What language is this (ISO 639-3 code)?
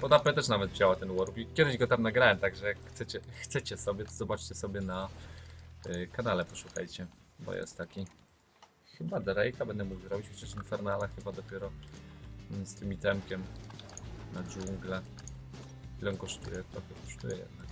pol